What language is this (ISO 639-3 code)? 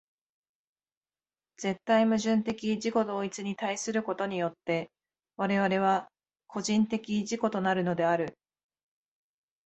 jpn